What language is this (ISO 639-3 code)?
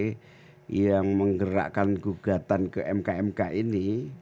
ind